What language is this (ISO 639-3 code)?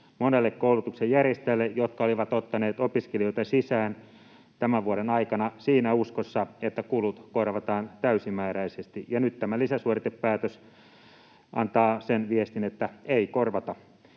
fin